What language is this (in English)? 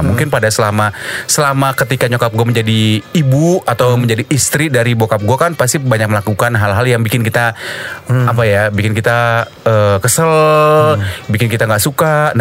Indonesian